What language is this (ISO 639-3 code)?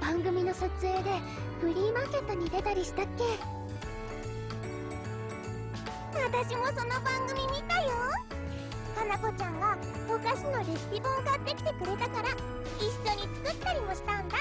jpn